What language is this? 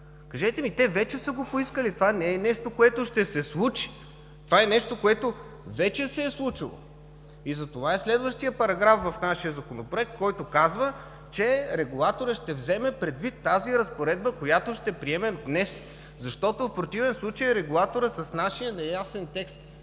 Bulgarian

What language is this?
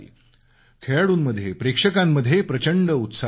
Marathi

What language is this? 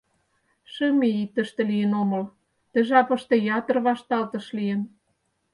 Mari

